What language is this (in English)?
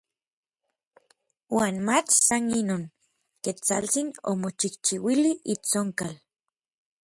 Orizaba Nahuatl